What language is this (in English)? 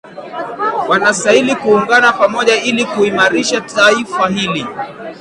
Swahili